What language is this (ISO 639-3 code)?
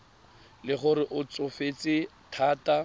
tsn